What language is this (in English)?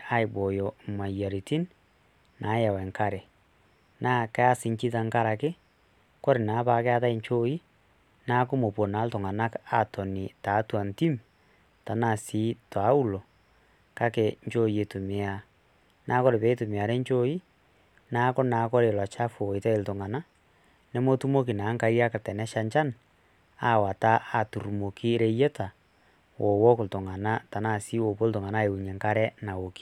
Masai